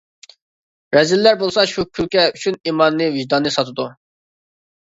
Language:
Uyghur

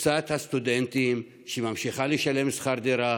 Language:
Hebrew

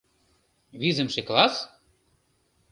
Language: Mari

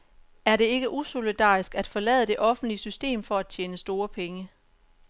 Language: Danish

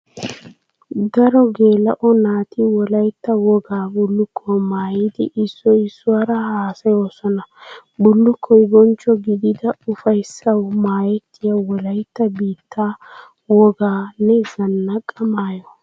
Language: Wolaytta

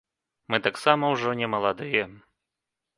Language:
Belarusian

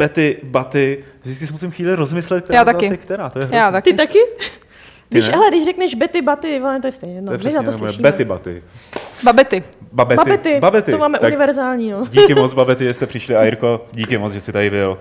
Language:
Czech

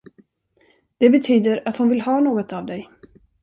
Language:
Swedish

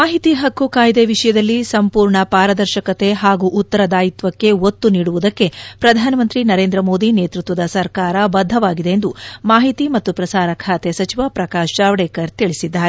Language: Kannada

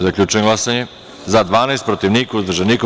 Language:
Serbian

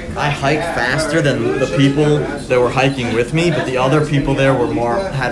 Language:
English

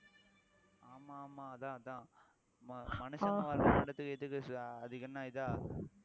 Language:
Tamil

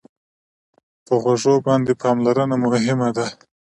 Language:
Pashto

